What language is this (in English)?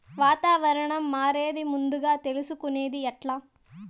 Telugu